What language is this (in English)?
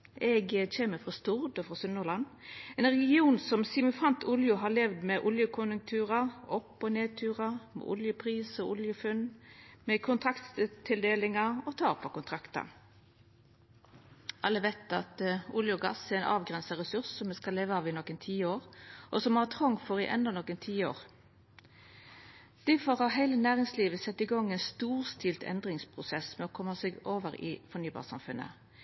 Norwegian Nynorsk